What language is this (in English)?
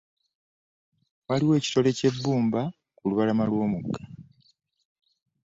Ganda